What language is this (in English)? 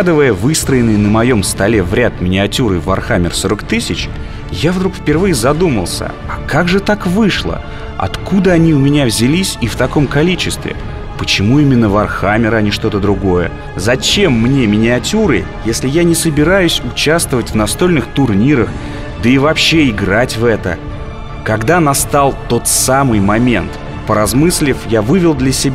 Russian